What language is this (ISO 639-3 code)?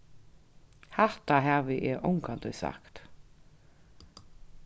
fao